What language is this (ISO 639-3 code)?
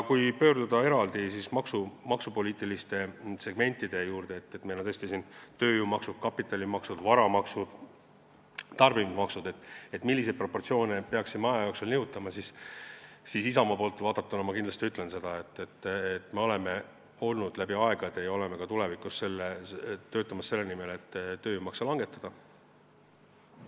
est